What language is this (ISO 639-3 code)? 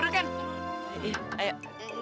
ind